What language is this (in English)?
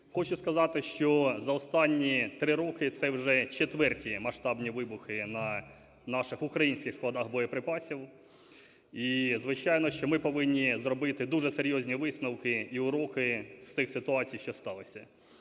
Ukrainian